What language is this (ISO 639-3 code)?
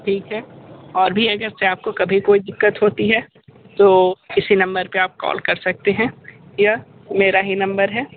hin